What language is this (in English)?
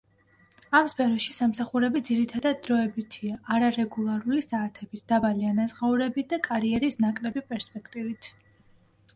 Georgian